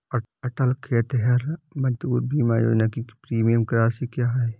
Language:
Hindi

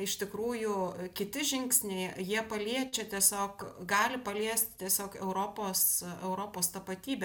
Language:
Lithuanian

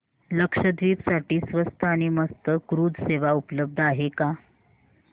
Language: Marathi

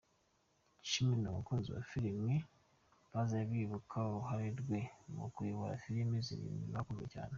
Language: Kinyarwanda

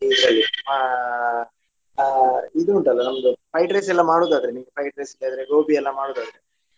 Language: Kannada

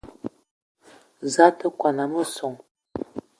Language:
Eton (Cameroon)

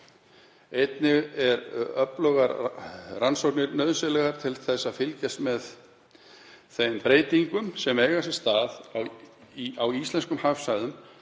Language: Icelandic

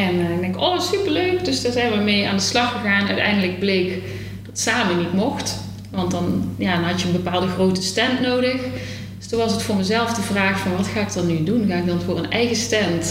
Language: Dutch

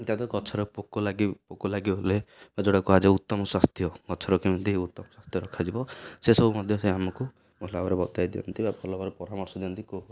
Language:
Odia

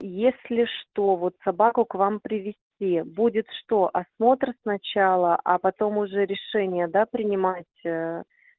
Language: Russian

